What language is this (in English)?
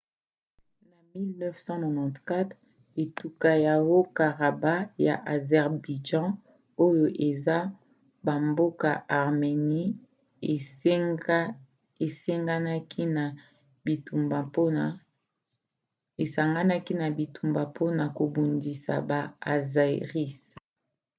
Lingala